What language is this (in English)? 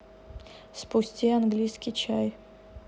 Russian